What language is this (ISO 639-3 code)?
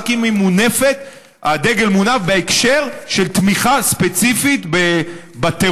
heb